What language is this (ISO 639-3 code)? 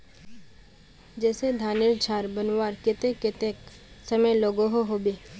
mag